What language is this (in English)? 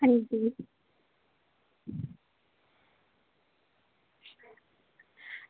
Dogri